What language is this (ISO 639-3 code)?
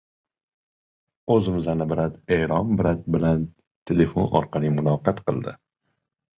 uzb